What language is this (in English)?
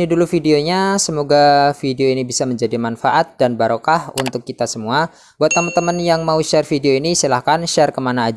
Indonesian